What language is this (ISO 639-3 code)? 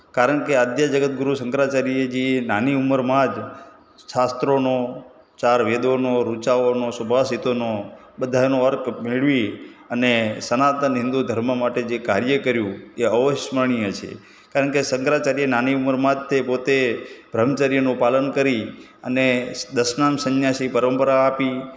guj